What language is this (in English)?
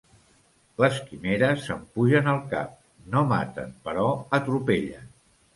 Catalan